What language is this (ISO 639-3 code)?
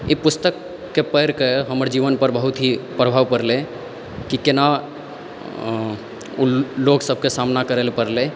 mai